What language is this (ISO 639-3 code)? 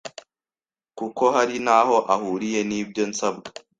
kin